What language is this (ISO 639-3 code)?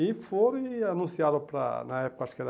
por